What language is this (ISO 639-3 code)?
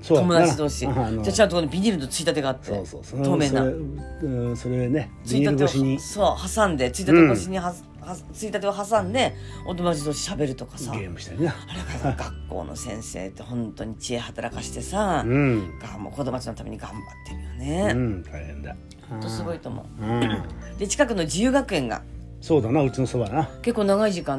jpn